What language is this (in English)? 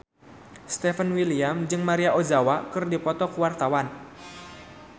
Sundanese